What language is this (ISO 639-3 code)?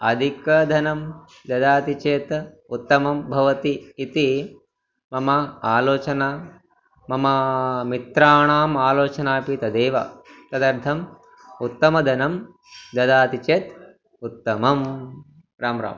san